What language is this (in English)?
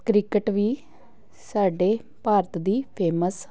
Punjabi